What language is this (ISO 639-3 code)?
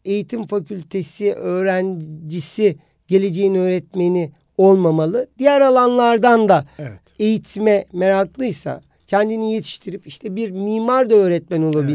tur